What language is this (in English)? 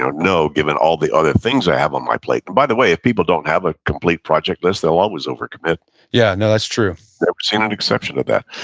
English